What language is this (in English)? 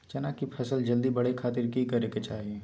Magahi